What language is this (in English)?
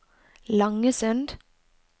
Norwegian